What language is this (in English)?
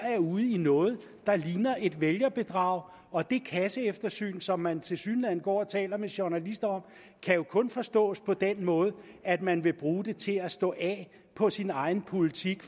Danish